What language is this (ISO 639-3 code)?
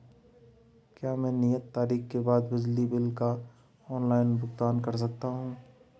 hin